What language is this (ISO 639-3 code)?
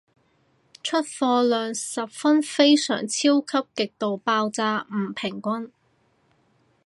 yue